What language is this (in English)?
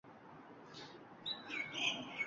Uzbek